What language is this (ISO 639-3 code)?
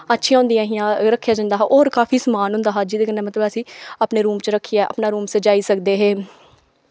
doi